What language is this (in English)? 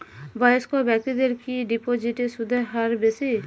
Bangla